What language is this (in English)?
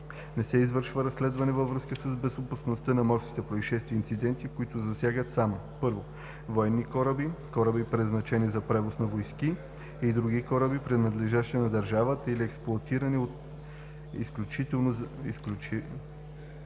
Bulgarian